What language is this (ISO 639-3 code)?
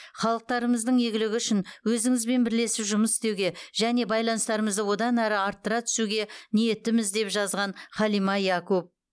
kaz